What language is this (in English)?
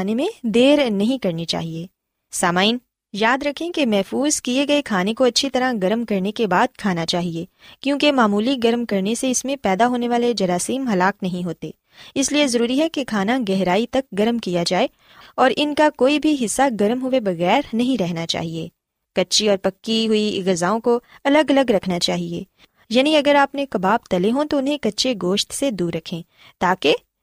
Urdu